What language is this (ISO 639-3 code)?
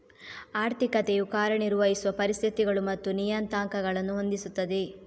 kan